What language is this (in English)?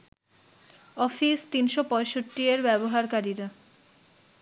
Bangla